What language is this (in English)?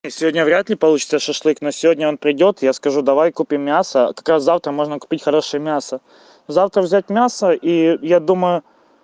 Russian